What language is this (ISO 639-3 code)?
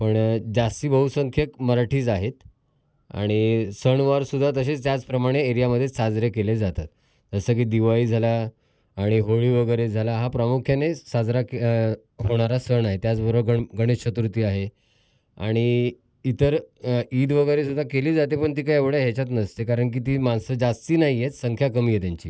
mar